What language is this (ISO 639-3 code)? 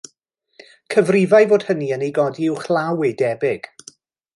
cym